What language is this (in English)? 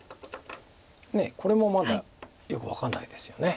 Japanese